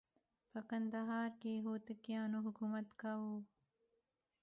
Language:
Pashto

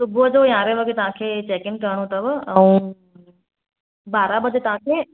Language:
Sindhi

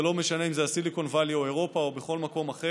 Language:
Hebrew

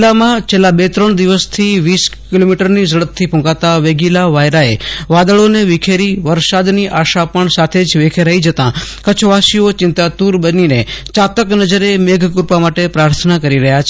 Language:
Gujarati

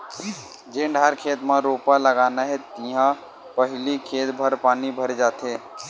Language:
Chhattisgarhi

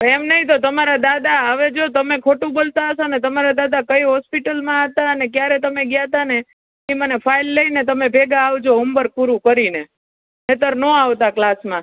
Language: Gujarati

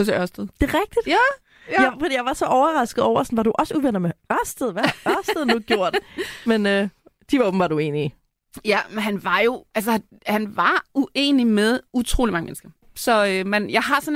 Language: Danish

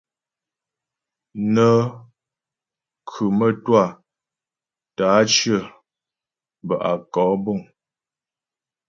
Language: Ghomala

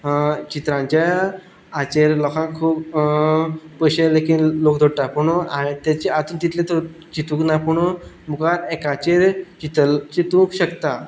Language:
Konkani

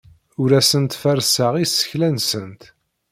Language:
Kabyle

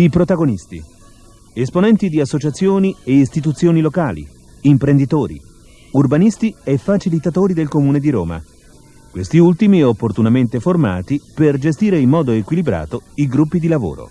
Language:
Italian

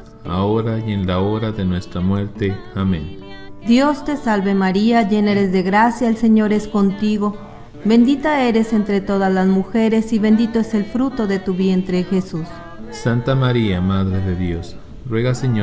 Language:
Spanish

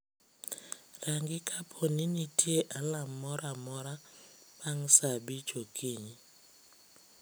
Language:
Luo (Kenya and Tanzania)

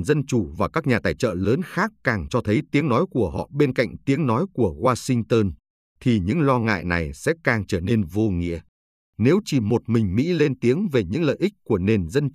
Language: Vietnamese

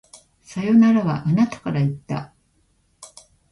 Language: Japanese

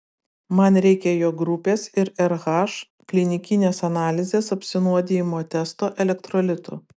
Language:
Lithuanian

